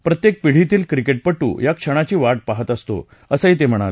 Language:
Marathi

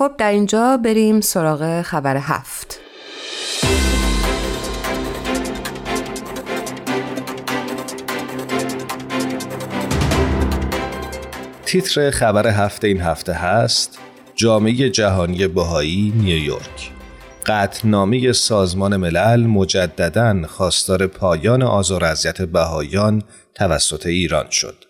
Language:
Persian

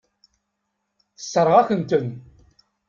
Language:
Kabyle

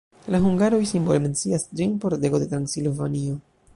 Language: Esperanto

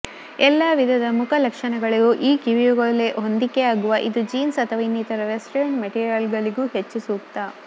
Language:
Kannada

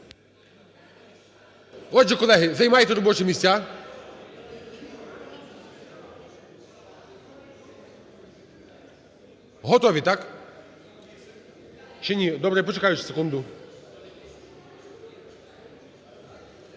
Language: Ukrainian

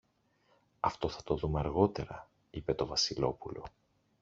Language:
Greek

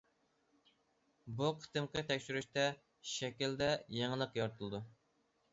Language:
Uyghur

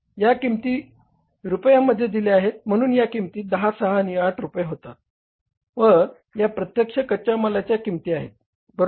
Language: Marathi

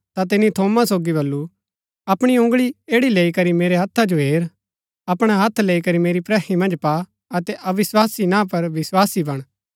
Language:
Gaddi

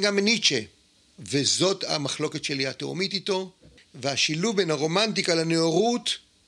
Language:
Hebrew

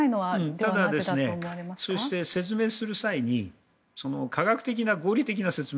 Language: Japanese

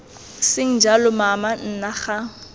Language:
Tswana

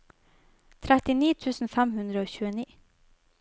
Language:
Norwegian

